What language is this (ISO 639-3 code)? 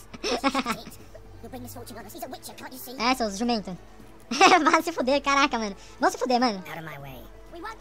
por